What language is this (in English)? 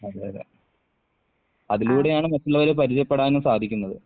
Malayalam